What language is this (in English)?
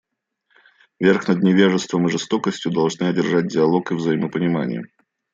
Russian